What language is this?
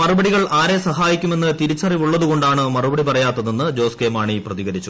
Malayalam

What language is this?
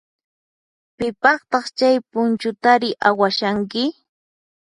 Puno Quechua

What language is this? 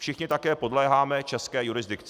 Czech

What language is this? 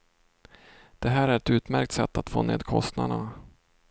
Swedish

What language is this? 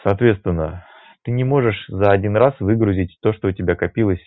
Russian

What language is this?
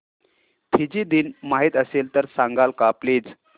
Marathi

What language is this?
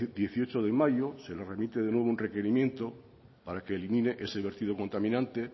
Spanish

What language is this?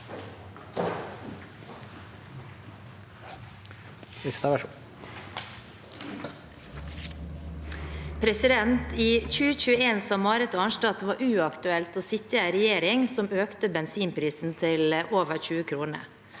Norwegian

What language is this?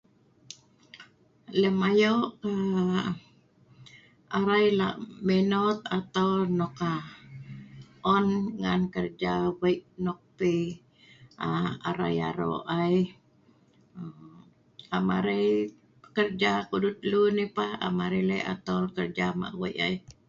Sa'ban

